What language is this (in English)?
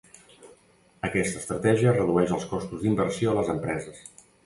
Catalan